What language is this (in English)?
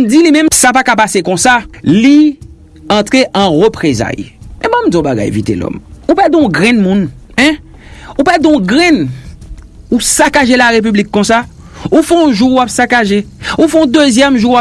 French